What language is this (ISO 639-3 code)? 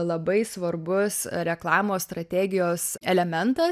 lit